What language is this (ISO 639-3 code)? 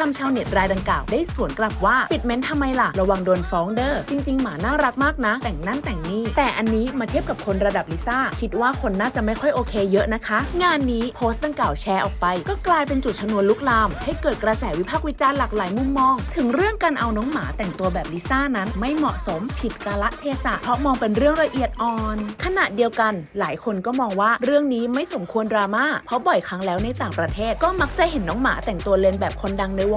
tha